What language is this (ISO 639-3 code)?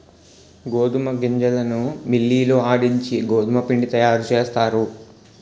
tel